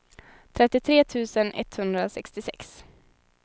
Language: Swedish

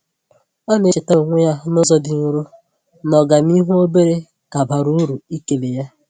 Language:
Igbo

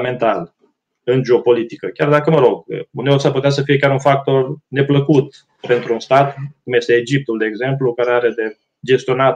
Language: Romanian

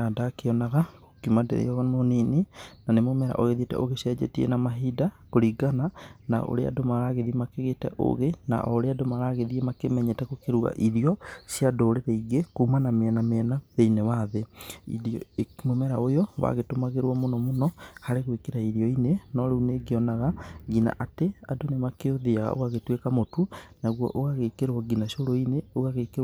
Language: Kikuyu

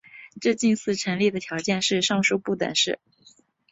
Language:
Chinese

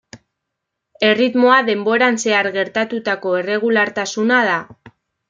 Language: Basque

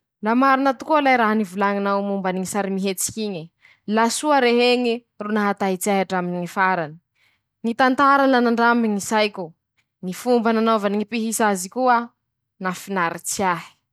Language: Masikoro Malagasy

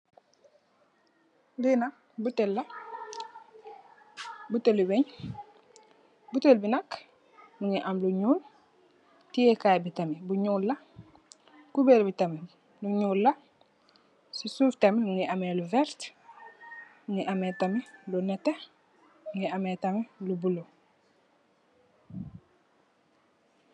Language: Wolof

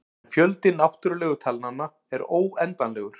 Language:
Icelandic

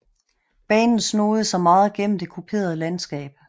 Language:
Danish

